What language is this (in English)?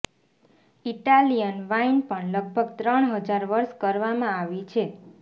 Gujarati